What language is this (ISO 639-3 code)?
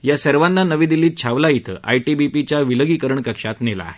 mar